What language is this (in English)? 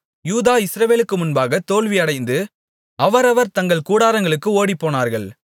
Tamil